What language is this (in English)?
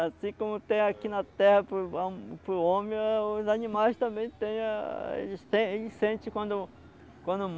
Portuguese